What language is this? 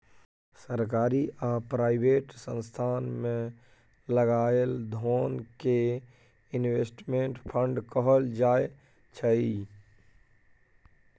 Maithili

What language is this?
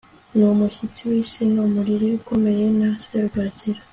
Kinyarwanda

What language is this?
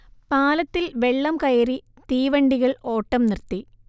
Malayalam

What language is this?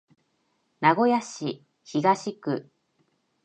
Japanese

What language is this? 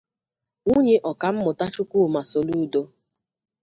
Igbo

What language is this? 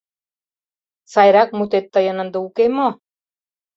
Mari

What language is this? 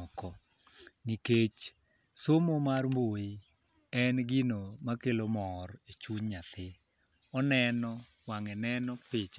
Luo (Kenya and Tanzania)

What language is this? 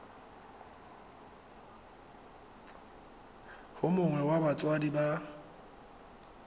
Tswana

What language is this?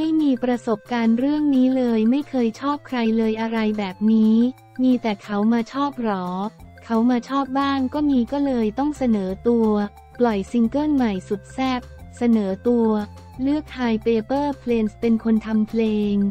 Thai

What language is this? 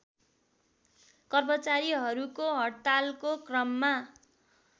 Nepali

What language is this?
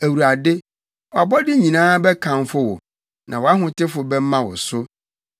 Akan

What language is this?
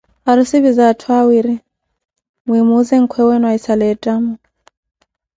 Koti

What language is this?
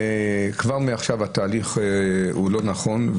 Hebrew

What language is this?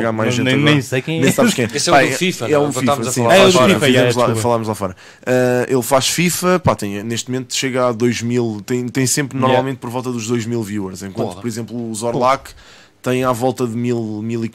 Portuguese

